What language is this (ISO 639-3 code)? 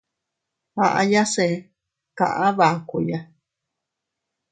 cut